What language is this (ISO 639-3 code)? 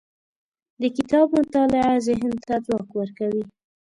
pus